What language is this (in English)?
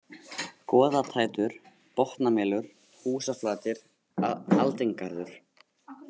Icelandic